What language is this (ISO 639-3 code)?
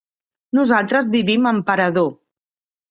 cat